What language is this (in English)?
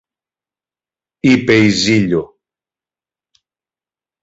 Greek